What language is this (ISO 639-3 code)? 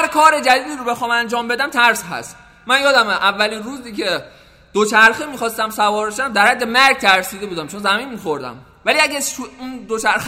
fas